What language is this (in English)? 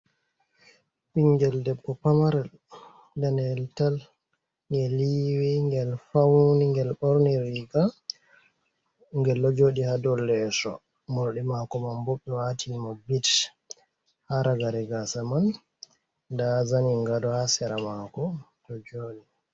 Fula